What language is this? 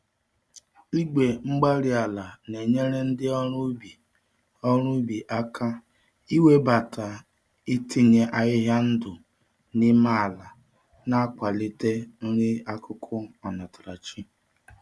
Igbo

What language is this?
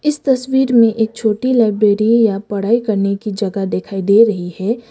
Hindi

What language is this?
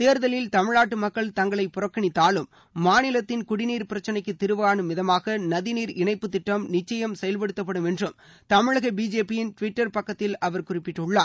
Tamil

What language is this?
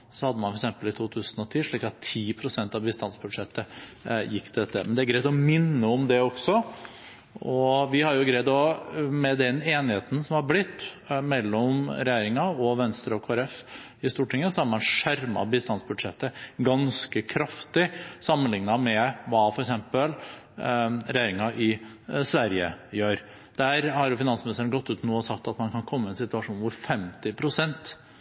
Norwegian Bokmål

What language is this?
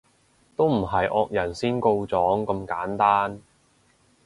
Cantonese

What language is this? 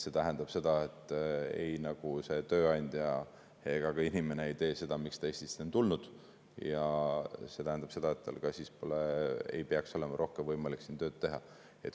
Estonian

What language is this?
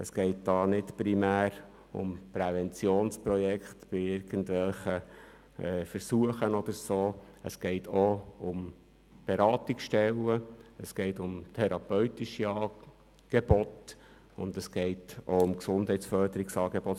Swiss German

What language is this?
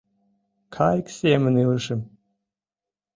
Mari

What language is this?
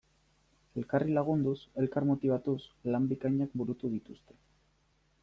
Basque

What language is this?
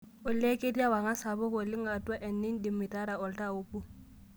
Masai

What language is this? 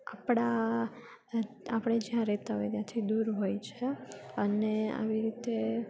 Gujarati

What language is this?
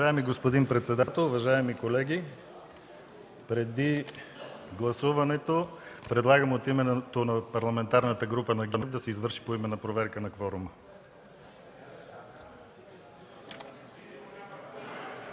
Bulgarian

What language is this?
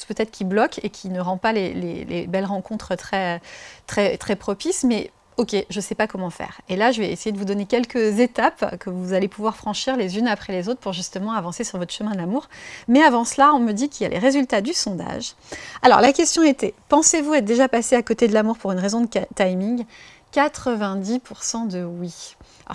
French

